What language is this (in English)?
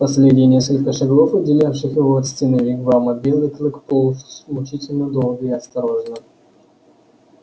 Russian